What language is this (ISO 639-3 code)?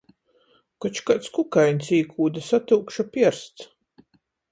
ltg